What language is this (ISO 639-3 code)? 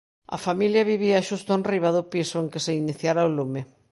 glg